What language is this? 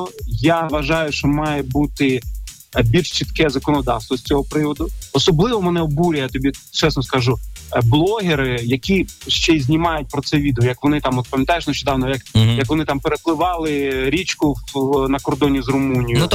Ukrainian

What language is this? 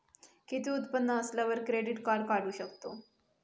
Marathi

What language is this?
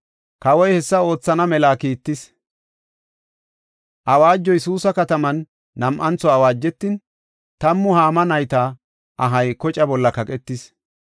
Gofa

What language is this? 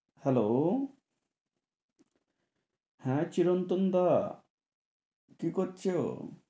Bangla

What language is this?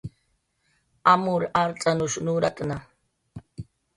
Jaqaru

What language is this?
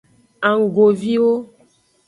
Aja (Benin)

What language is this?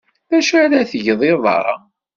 Kabyle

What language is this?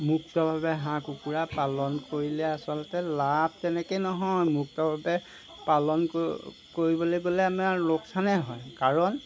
Assamese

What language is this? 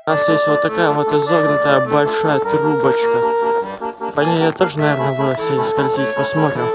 Russian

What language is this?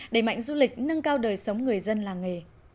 Vietnamese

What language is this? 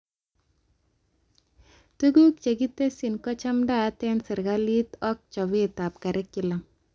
Kalenjin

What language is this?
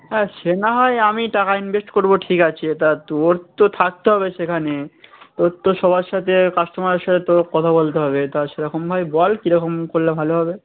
Bangla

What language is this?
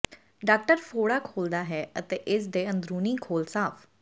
Punjabi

